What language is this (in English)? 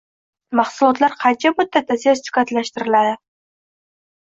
Uzbek